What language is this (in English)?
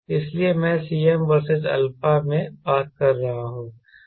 Hindi